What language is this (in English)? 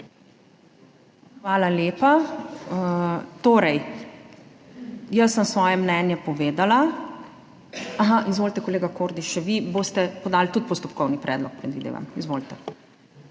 Slovenian